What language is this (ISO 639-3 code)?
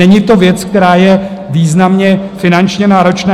ces